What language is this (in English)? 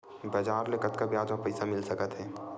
Chhattisgarhi